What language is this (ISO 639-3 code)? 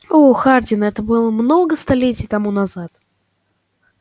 rus